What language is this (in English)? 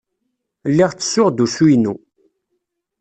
Kabyle